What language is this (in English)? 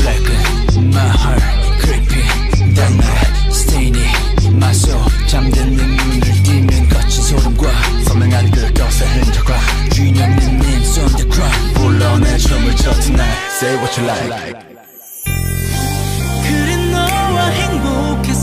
Polish